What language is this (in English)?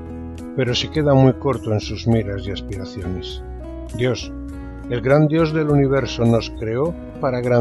Spanish